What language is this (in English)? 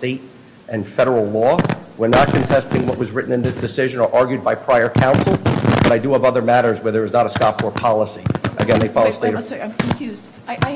English